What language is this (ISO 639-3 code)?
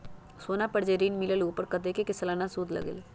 mag